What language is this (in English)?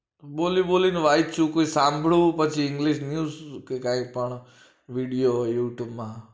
Gujarati